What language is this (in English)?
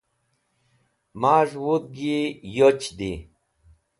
Wakhi